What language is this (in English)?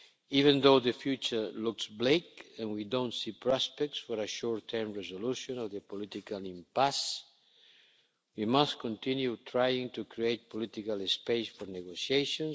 English